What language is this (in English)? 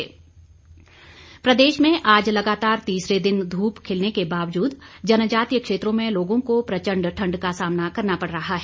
Hindi